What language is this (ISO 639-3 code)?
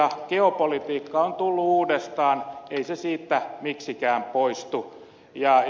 fin